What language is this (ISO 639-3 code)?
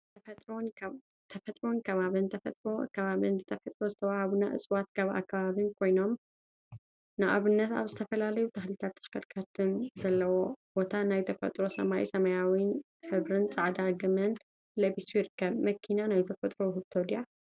tir